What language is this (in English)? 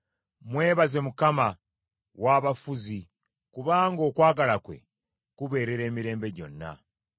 Ganda